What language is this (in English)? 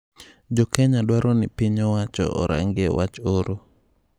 Luo (Kenya and Tanzania)